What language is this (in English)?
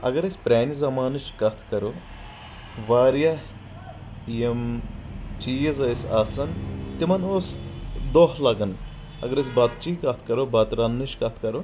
Kashmiri